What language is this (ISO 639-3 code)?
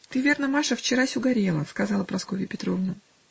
rus